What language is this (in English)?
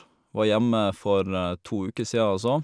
Norwegian